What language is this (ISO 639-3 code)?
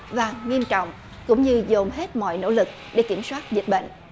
vie